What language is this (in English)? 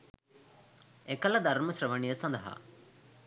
Sinhala